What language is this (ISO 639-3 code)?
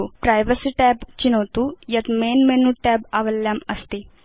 san